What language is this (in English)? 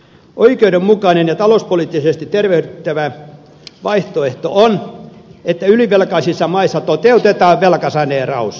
Finnish